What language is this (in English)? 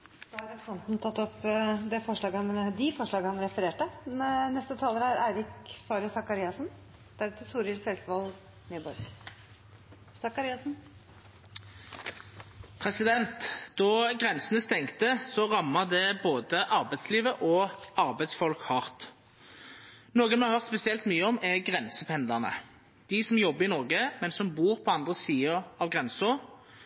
Norwegian